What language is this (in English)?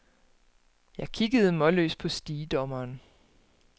Danish